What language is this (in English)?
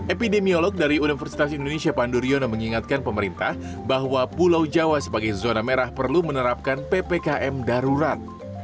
Indonesian